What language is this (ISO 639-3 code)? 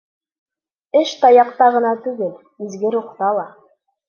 bak